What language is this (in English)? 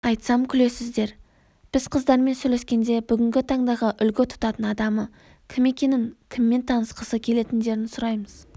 Kazakh